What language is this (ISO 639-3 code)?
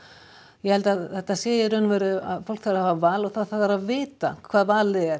isl